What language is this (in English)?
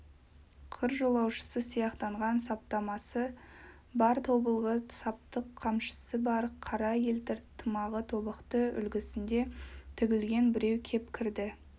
Kazakh